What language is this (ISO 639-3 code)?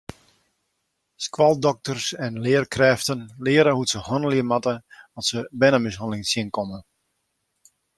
fry